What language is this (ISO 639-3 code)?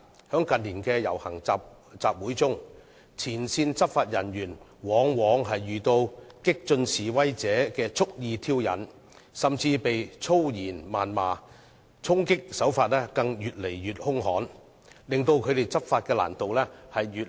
yue